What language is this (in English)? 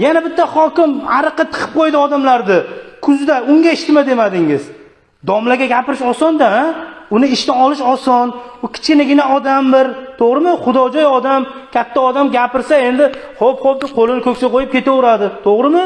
Uzbek